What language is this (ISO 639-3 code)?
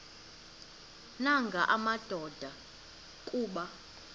xho